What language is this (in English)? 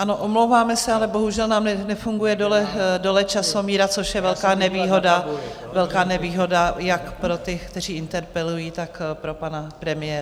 Czech